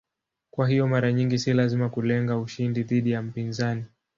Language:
Swahili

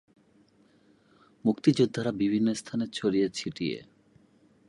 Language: Bangla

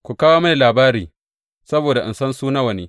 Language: Hausa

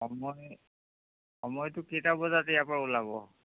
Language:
Assamese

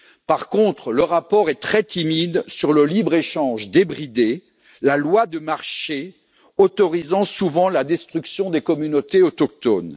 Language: French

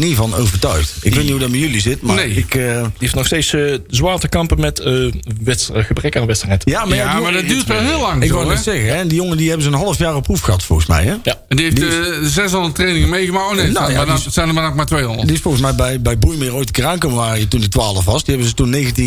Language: Dutch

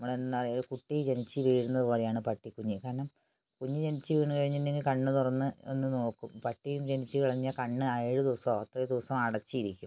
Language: Malayalam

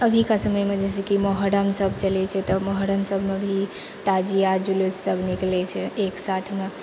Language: Maithili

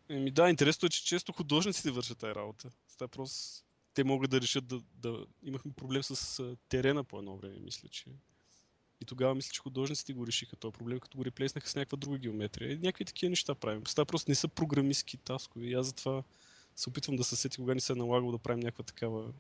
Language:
Bulgarian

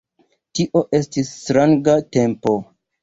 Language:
Esperanto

